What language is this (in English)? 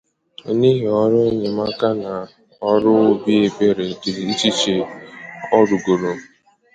Igbo